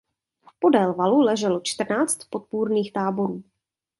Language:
Czech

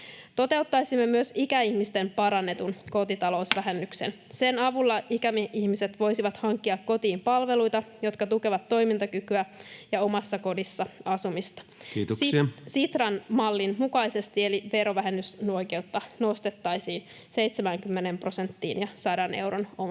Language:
Finnish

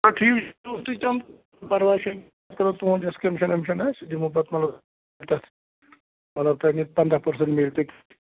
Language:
Kashmiri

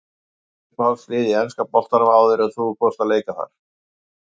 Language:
Icelandic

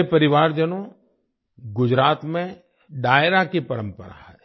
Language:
Hindi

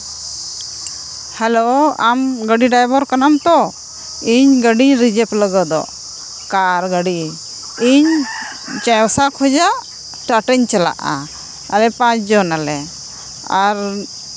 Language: Santali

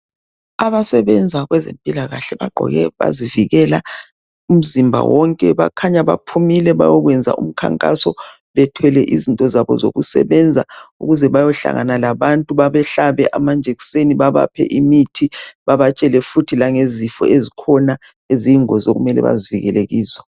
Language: North Ndebele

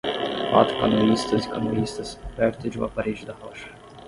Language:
Portuguese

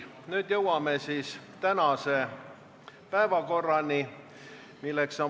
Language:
Estonian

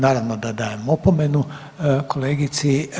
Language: Croatian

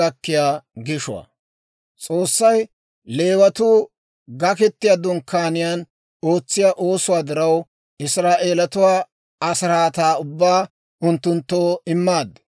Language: Dawro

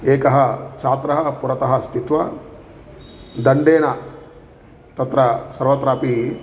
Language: Sanskrit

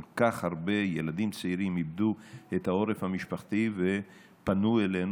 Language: Hebrew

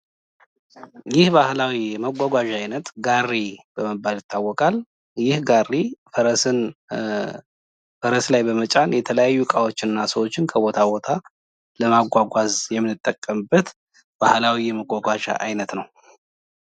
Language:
Amharic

